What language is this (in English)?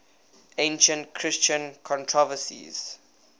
English